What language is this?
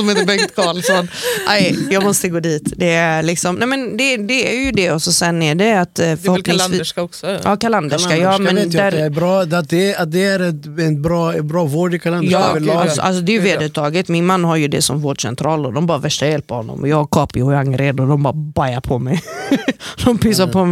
Swedish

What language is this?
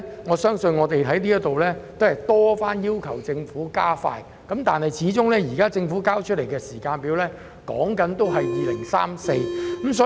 Cantonese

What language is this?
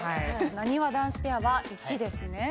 Japanese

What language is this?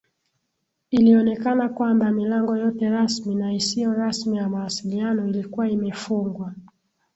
Swahili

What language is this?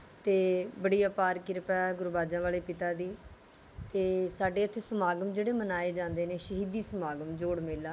Punjabi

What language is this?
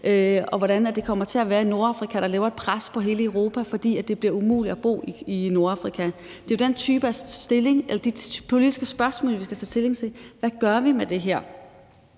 Danish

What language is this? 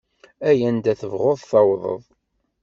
Kabyle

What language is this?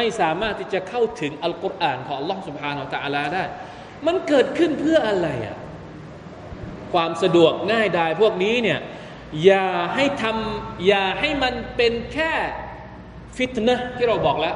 Thai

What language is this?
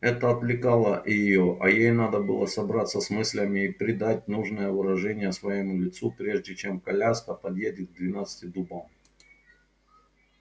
Russian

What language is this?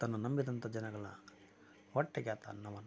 Kannada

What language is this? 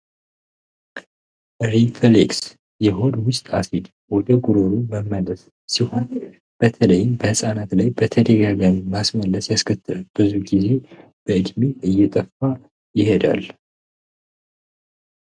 Amharic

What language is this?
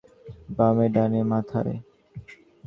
Bangla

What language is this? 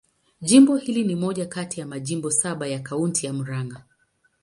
Swahili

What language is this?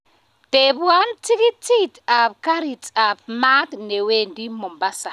Kalenjin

